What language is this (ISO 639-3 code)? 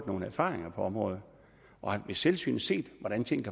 dan